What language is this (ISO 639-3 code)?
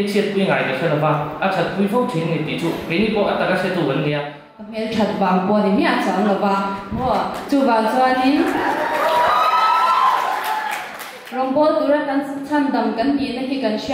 lav